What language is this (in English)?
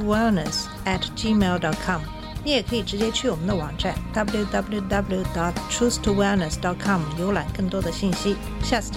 Chinese